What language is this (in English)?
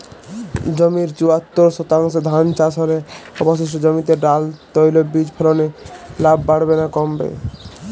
Bangla